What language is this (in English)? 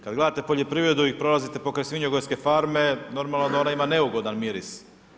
Croatian